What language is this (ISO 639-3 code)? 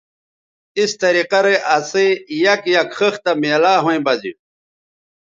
btv